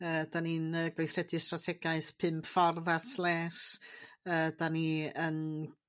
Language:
Welsh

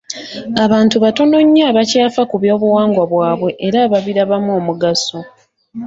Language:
Ganda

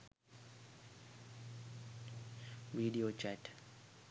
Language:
Sinhala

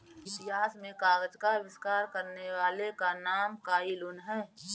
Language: Hindi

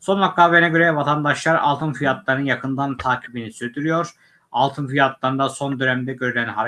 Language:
Turkish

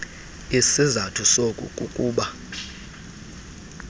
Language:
Xhosa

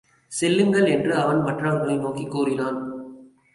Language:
Tamil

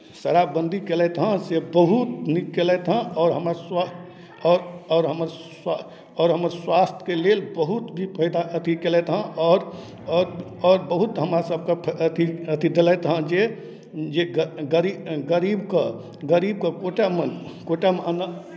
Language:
Maithili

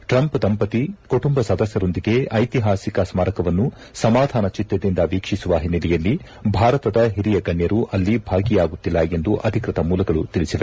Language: Kannada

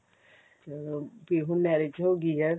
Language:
Punjabi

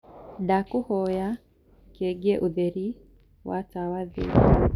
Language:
Kikuyu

